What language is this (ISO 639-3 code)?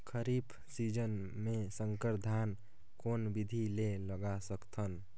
hne